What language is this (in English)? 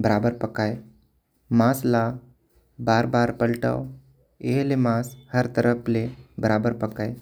Korwa